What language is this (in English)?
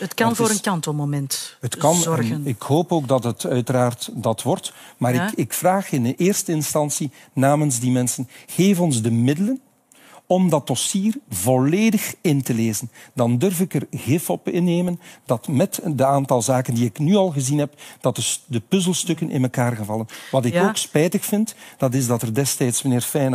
Dutch